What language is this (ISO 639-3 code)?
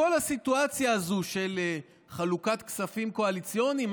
heb